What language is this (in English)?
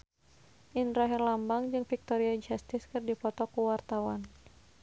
Sundanese